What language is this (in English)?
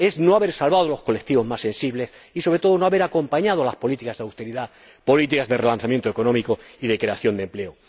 Spanish